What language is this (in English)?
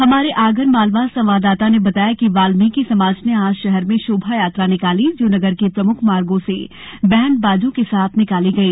Hindi